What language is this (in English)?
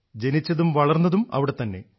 Malayalam